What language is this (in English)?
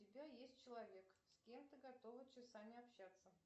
Russian